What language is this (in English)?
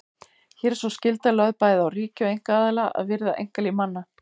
Icelandic